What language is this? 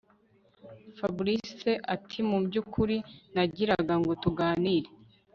Kinyarwanda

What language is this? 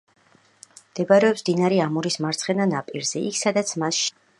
Georgian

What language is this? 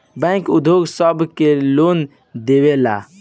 Bhojpuri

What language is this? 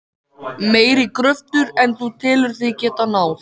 Icelandic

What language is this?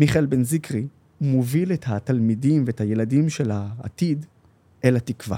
Hebrew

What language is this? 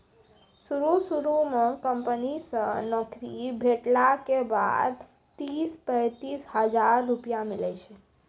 Maithili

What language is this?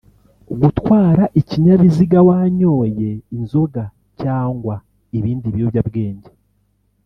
Kinyarwanda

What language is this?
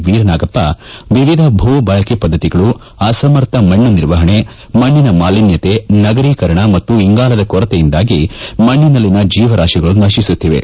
Kannada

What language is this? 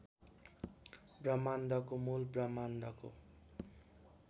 Nepali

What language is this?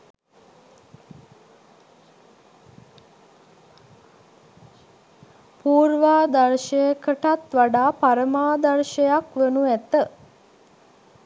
Sinhala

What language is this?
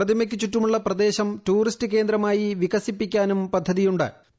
Malayalam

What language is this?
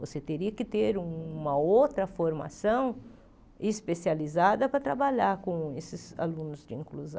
Portuguese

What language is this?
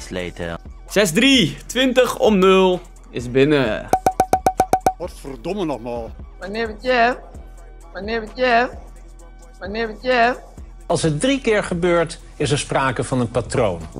Dutch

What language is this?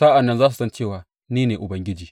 Hausa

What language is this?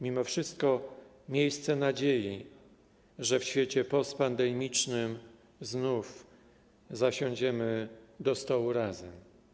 Polish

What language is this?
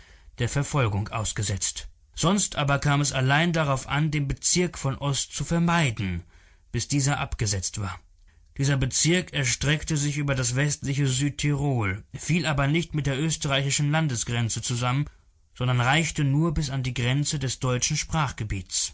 German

